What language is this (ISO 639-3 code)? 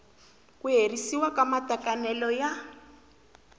tso